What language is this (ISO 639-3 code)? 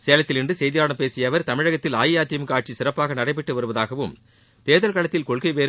tam